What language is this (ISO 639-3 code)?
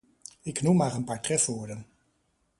nld